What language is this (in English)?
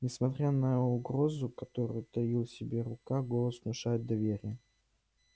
Russian